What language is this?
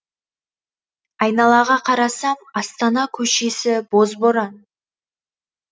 Kazakh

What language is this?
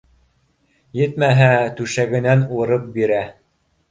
Bashkir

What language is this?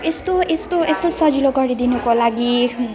Nepali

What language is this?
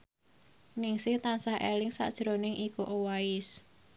Javanese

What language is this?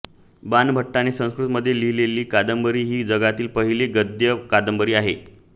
Marathi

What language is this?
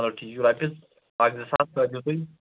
Kashmiri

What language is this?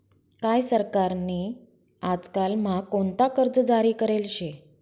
Marathi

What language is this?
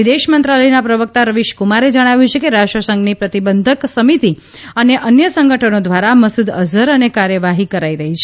Gujarati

